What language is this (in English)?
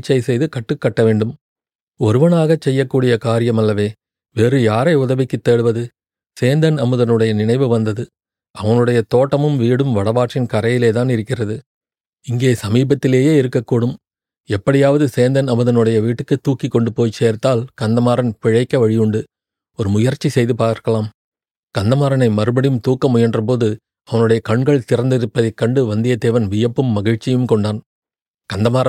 Tamil